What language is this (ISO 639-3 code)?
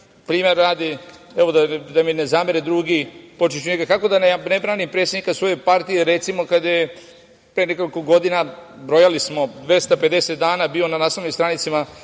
srp